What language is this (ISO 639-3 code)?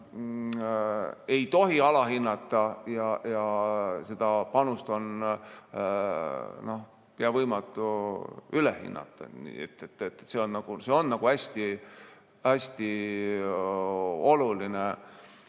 est